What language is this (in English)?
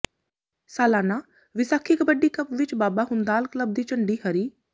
Punjabi